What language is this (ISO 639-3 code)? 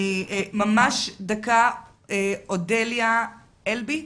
heb